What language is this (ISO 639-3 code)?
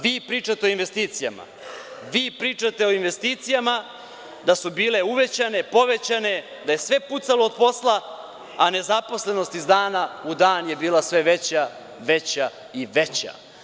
srp